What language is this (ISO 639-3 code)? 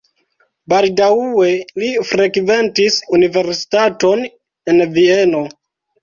epo